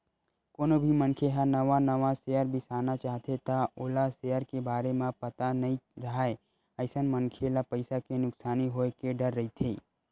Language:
Chhattisgarhi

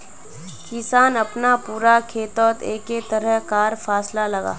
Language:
Magahi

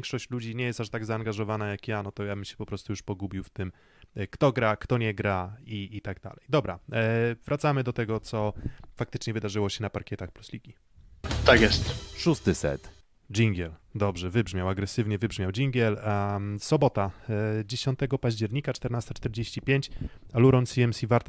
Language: Polish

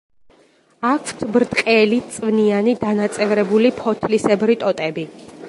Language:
Georgian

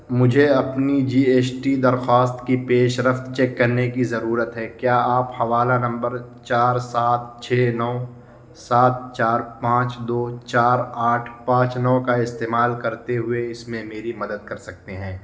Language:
Urdu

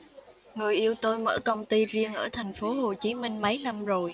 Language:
Vietnamese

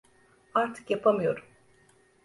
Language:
Turkish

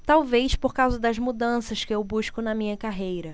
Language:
Portuguese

